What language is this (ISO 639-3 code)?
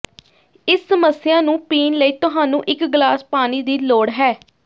pan